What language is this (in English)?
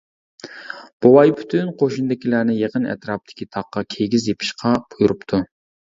Uyghur